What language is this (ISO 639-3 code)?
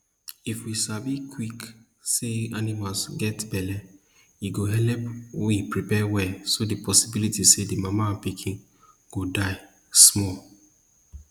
pcm